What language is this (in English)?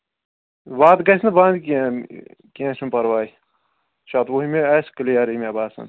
Kashmiri